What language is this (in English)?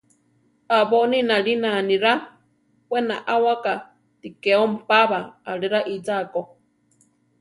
Central Tarahumara